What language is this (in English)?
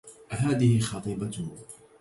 Arabic